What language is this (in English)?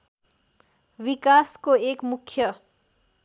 Nepali